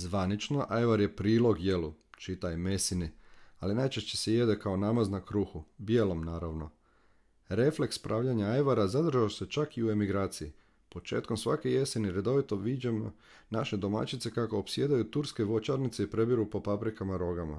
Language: Croatian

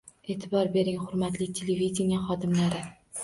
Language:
Uzbek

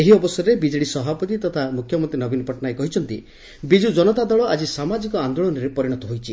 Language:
Odia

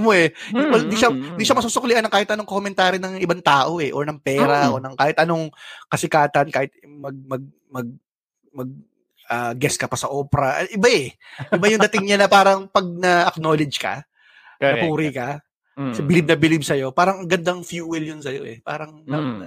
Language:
Filipino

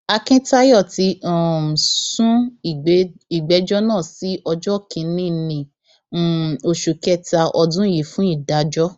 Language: Yoruba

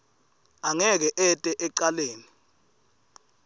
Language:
Swati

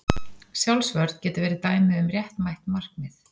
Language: Icelandic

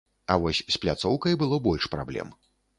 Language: Belarusian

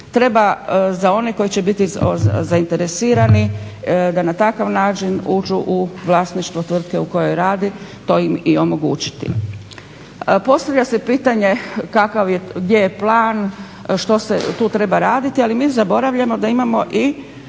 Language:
Croatian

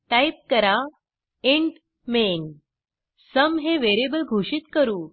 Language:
Marathi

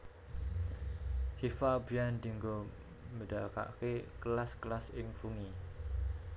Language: Javanese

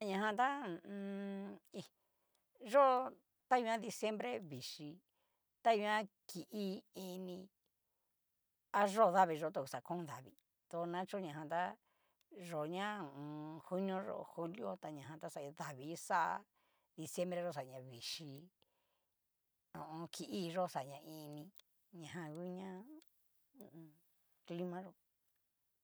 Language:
Cacaloxtepec Mixtec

